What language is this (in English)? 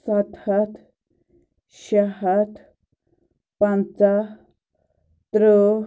Kashmiri